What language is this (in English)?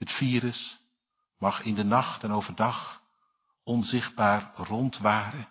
Dutch